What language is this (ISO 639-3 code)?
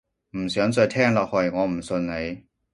yue